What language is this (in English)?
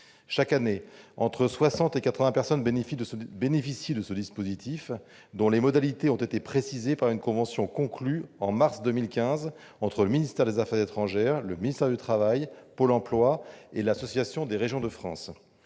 French